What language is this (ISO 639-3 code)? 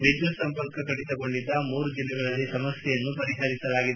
kan